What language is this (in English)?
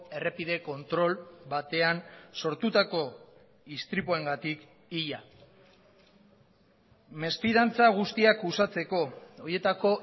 Basque